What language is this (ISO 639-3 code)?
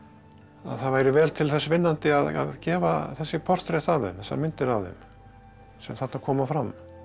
isl